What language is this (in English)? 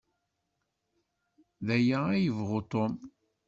Kabyle